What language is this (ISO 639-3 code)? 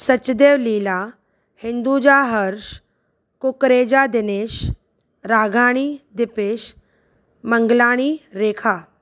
snd